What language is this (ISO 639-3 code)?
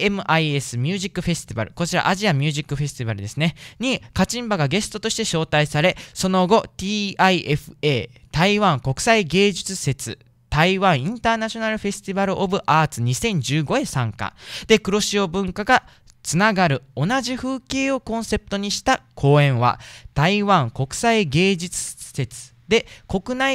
jpn